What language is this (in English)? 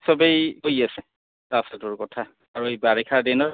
Assamese